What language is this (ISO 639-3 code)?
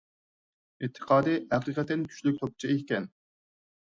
uig